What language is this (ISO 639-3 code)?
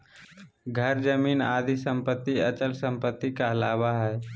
mag